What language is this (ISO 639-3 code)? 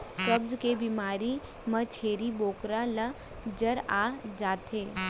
hne